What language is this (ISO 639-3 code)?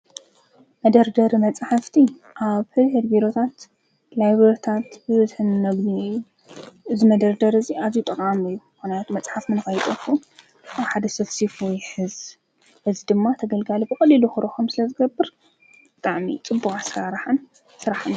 tir